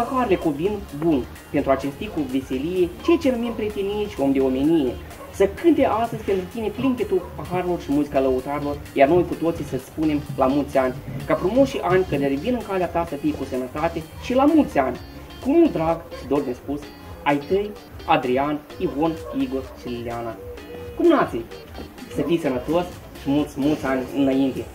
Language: Romanian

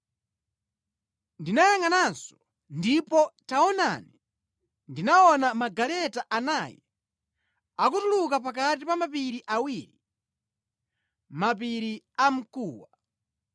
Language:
Nyanja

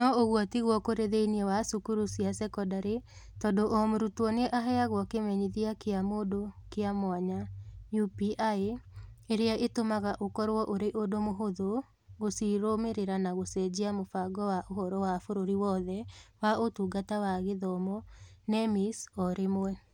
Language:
Kikuyu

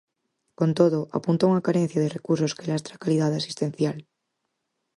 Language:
Galician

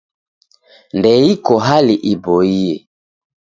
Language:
Taita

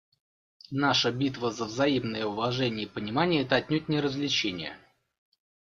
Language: Russian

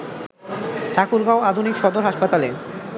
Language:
Bangla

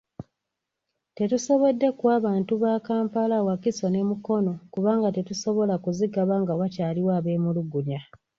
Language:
Ganda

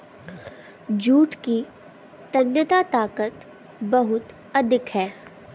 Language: Hindi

